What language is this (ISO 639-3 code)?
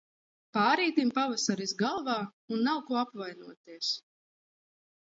lav